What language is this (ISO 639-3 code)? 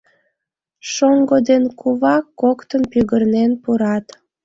chm